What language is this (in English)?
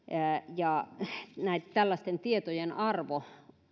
Finnish